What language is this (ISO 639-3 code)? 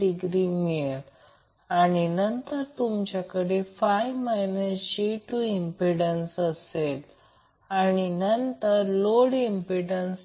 mar